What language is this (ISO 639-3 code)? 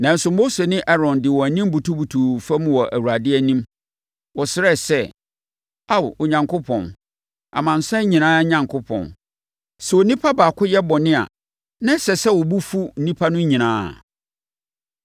aka